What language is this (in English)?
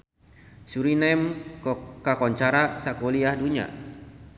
Sundanese